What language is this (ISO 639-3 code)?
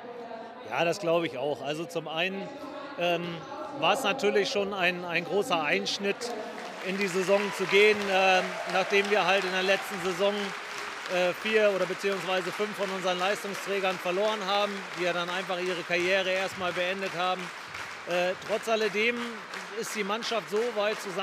deu